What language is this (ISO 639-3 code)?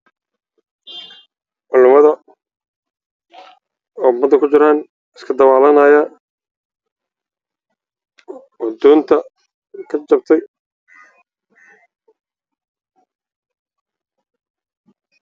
som